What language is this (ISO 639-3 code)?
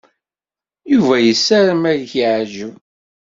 kab